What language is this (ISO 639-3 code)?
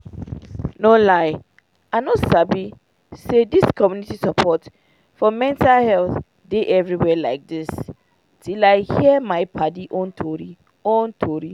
pcm